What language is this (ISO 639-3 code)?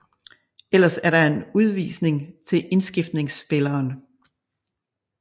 dan